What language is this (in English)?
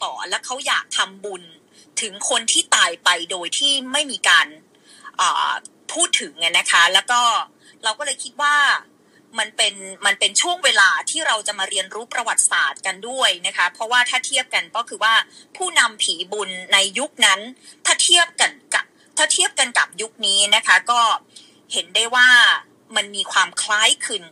Thai